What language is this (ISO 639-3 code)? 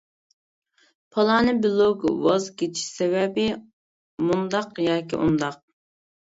uig